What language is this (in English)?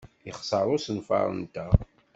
Kabyle